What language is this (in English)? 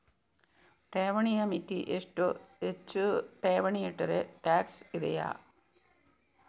Kannada